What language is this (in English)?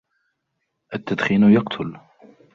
Arabic